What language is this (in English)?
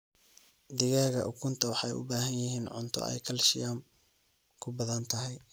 Somali